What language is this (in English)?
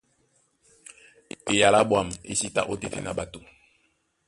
Duala